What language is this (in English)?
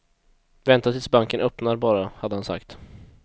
Swedish